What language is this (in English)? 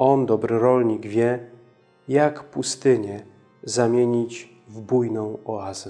Polish